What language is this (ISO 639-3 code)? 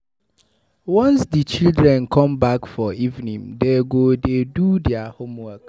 pcm